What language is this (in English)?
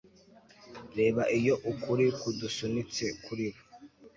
Kinyarwanda